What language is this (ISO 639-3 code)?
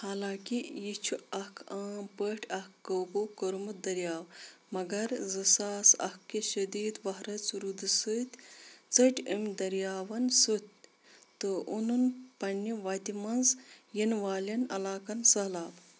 kas